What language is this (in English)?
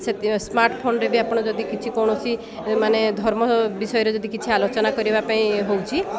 Odia